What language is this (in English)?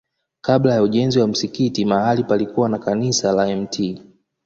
Swahili